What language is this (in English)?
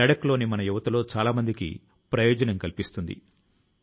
Telugu